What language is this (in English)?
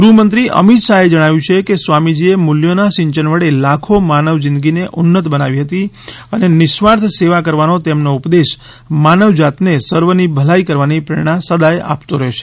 Gujarati